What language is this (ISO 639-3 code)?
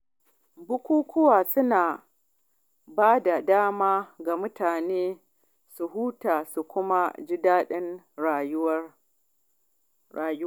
hau